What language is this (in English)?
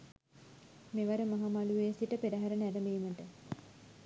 Sinhala